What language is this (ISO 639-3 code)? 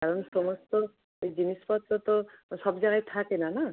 ben